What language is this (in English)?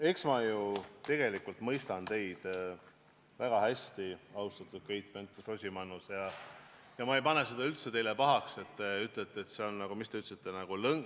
Estonian